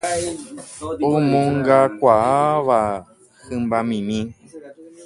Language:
Guarani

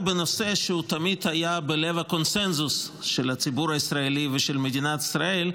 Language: Hebrew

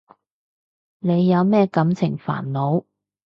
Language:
Cantonese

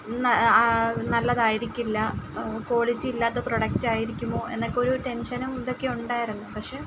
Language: Malayalam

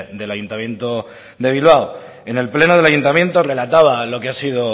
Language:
Spanish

